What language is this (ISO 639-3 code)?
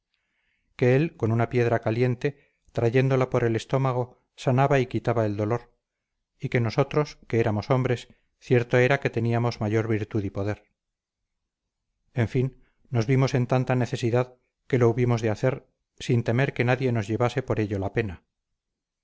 spa